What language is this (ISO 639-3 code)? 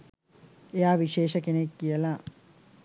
sin